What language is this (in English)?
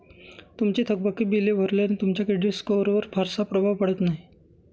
Marathi